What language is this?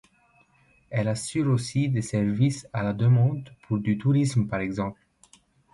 French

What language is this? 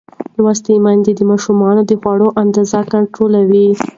Pashto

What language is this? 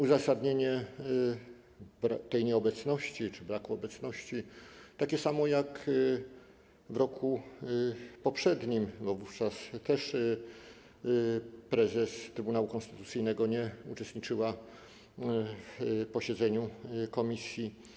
Polish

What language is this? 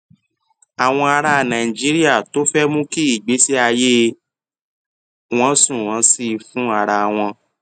Yoruba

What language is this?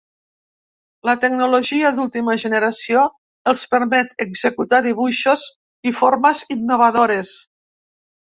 Catalan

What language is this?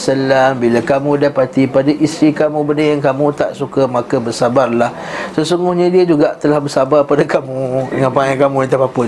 Malay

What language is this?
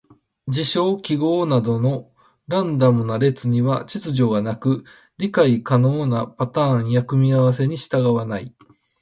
Japanese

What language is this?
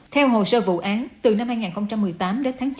Vietnamese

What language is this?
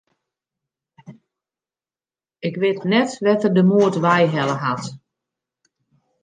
Western Frisian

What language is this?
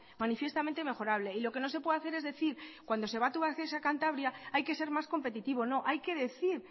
Spanish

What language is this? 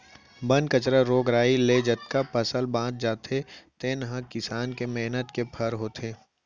Chhattisgarhi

